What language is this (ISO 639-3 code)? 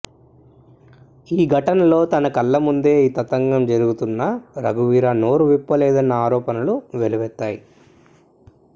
tel